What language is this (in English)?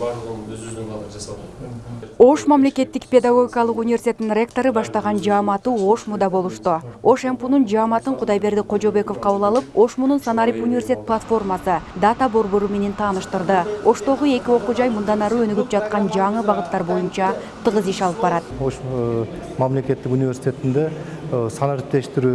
Turkish